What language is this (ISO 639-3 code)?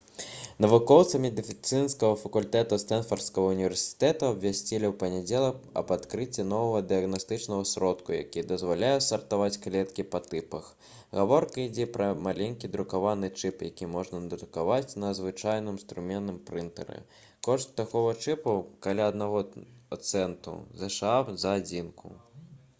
bel